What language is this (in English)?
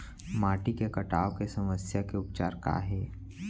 Chhattisgarhi